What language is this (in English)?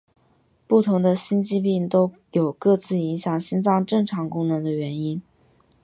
Chinese